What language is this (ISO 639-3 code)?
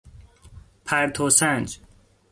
fas